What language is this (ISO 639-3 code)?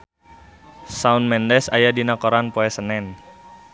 sun